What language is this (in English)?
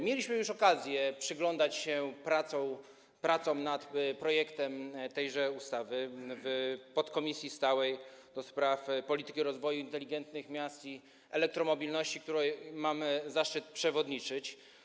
Polish